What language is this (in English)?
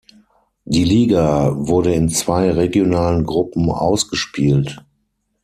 German